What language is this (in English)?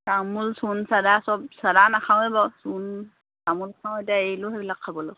Assamese